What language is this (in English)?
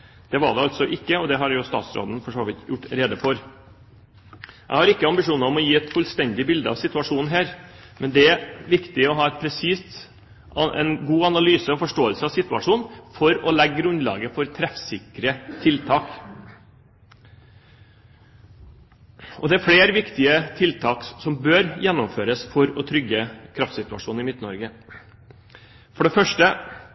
Norwegian Bokmål